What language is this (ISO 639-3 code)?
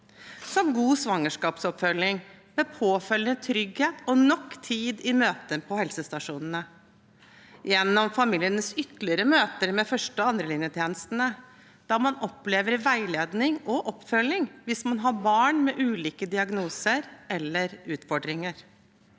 nor